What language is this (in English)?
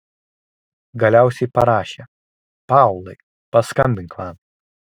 Lithuanian